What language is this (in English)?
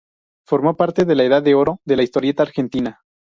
Spanish